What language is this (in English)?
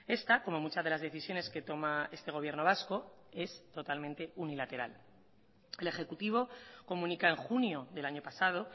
Spanish